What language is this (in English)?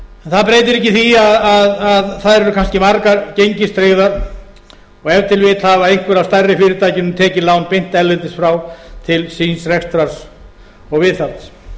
Icelandic